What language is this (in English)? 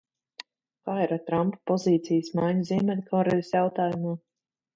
Latvian